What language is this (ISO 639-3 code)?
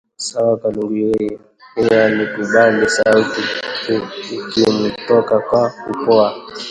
swa